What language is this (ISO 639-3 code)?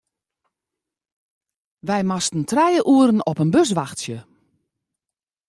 fry